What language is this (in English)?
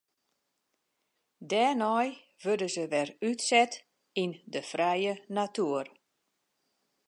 Western Frisian